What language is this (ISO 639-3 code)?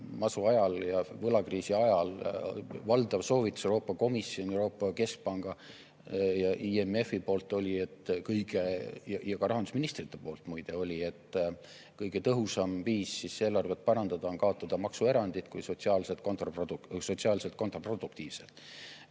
est